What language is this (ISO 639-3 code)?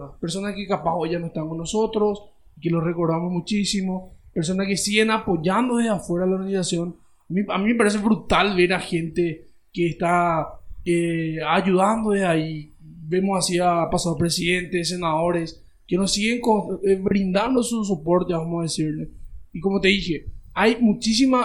spa